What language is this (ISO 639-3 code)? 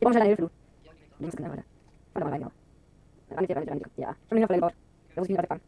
deu